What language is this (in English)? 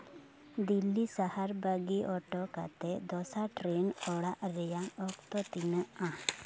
Santali